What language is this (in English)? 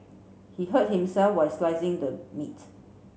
English